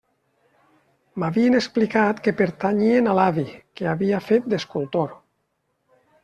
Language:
Catalan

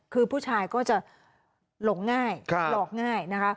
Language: Thai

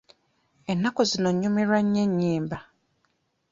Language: Ganda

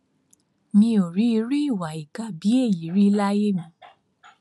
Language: Yoruba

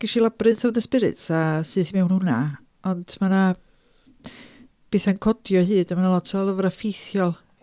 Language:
Welsh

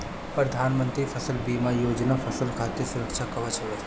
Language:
Bhojpuri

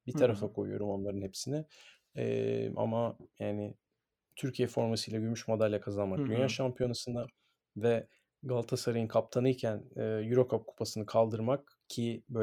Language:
Turkish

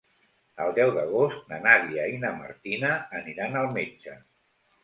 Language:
Catalan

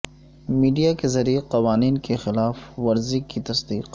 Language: Urdu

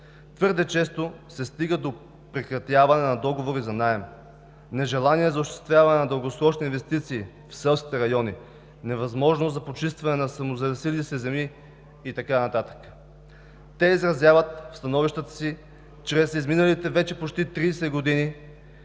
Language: Bulgarian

